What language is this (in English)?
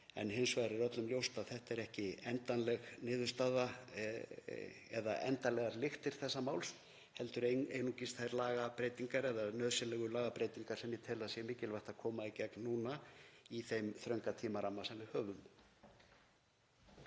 Icelandic